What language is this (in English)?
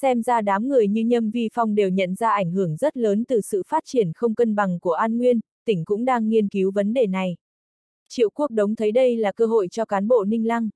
Vietnamese